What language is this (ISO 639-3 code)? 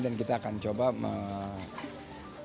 ind